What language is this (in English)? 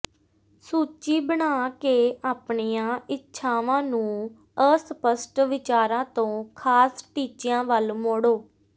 Punjabi